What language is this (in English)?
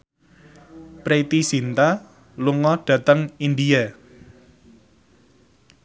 Javanese